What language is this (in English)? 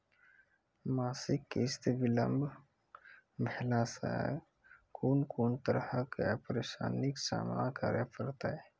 Maithili